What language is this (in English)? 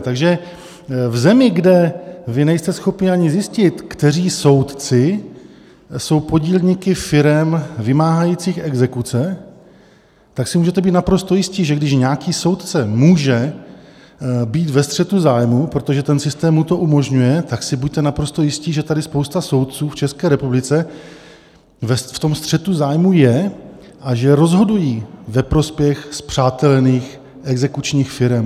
Czech